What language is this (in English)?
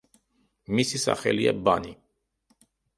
Georgian